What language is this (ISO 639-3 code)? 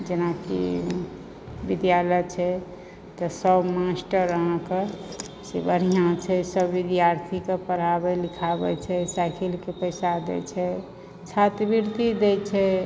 mai